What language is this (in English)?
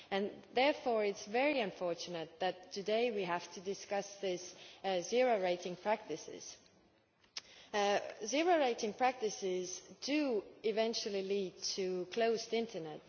English